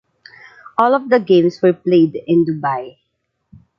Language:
English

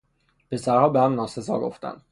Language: Persian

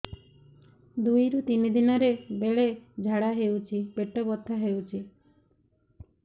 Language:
Odia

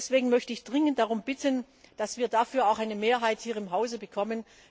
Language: German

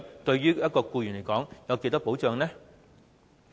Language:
Cantonese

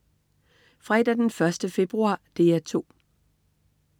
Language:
Danish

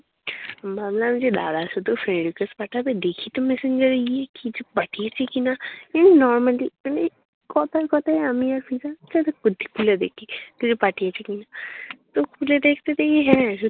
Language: Bangla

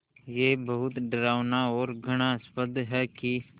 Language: Hindi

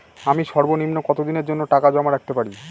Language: Bangla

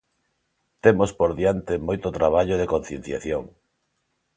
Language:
Galician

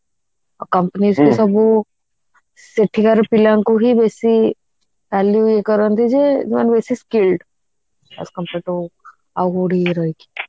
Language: Odia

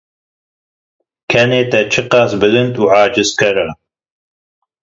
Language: Kurdish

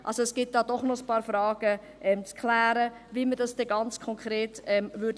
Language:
Swiss German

